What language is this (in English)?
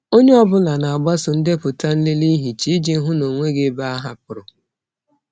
Igbo